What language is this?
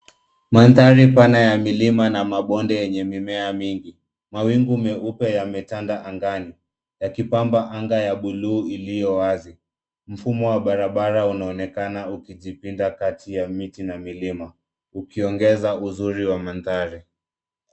Swahili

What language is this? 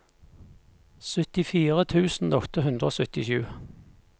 Norwegian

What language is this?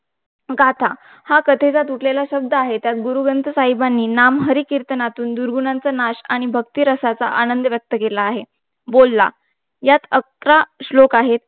Marathi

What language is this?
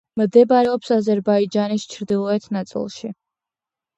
Georgian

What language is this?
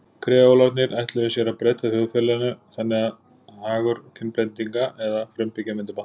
Icelandic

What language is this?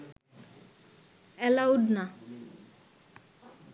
Bangla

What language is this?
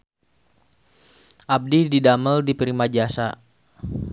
Sundanese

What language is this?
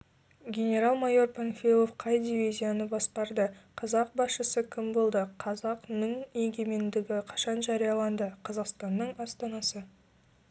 Kazakh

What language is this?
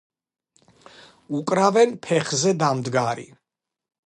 Georgian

